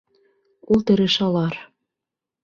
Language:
Bashkir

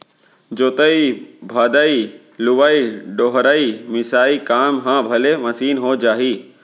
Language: Chhattisgarhi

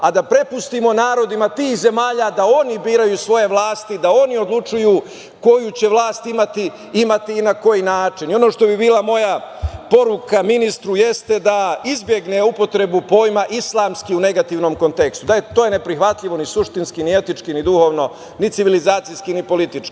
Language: Serbian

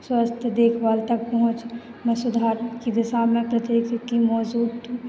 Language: Hindi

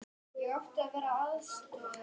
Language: Icelandic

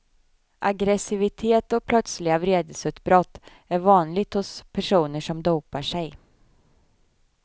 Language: Swedish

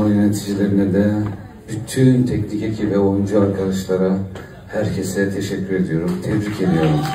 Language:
Turkish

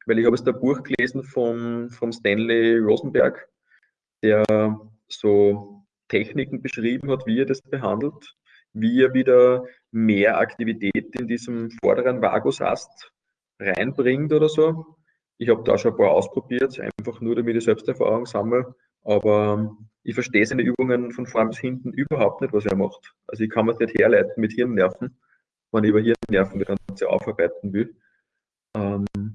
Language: German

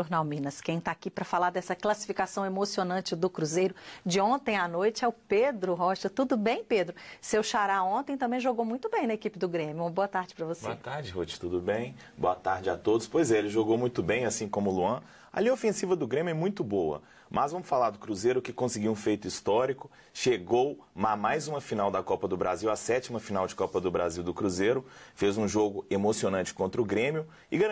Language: Portuguese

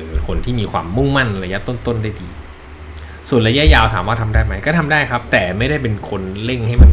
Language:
Thai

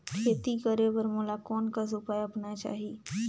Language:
Chhattisgarhi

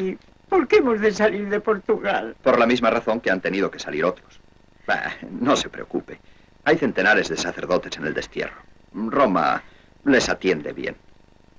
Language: Spanish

